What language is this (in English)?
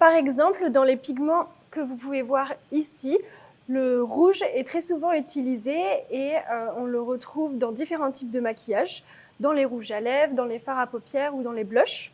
French